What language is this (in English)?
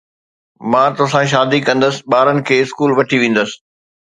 Sindhi